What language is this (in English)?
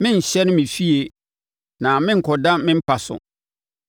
Akan